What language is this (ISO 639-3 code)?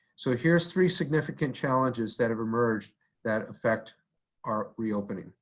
eng